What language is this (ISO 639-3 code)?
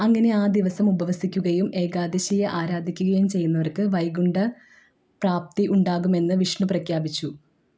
mal